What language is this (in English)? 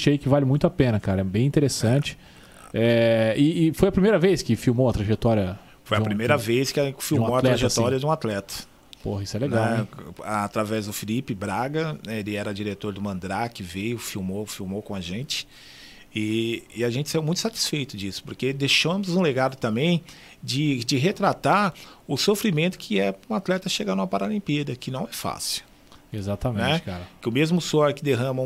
Portuguese